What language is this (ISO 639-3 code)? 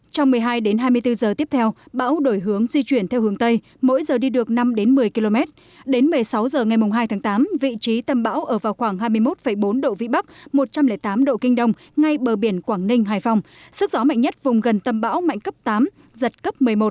vie